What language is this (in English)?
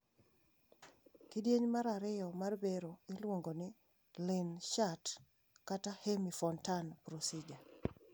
Luo (Kenya and Tanzania)